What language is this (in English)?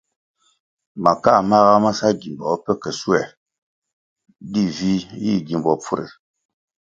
Kwasio